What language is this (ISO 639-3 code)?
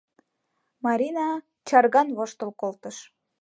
chm